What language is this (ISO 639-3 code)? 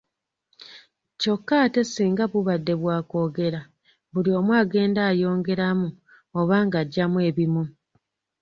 lug